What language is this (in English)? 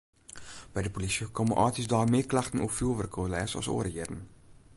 Western Frisian